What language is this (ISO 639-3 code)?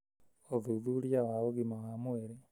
kik